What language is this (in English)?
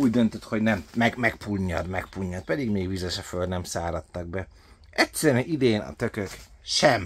Hungarian